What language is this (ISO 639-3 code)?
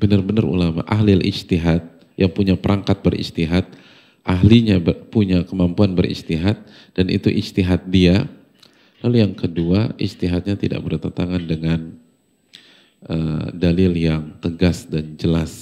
ind